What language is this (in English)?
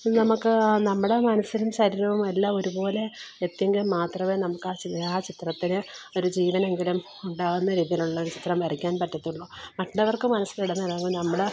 Malayalam